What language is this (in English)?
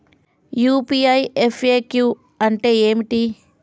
Telugu